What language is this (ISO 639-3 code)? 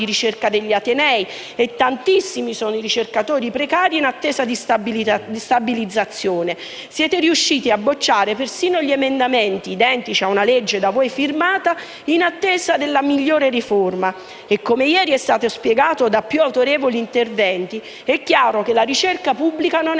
ita